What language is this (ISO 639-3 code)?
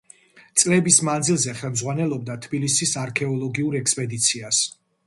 kat